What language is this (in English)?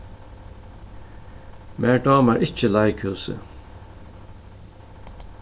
Faroese